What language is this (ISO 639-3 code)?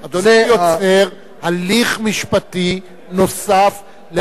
heb